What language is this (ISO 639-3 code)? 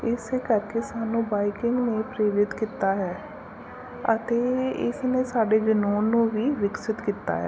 pan